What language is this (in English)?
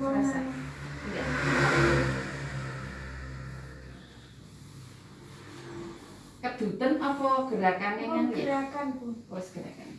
Indonesian